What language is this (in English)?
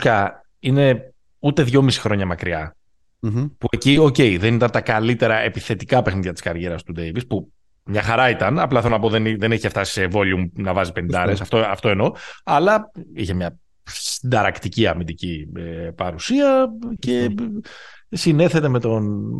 Greek